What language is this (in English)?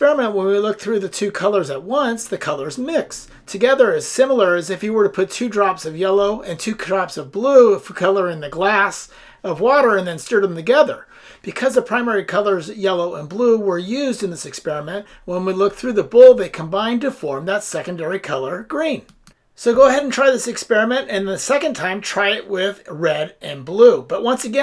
English